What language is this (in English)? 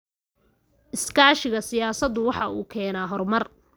Somali